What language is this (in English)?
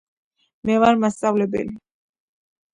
Georgian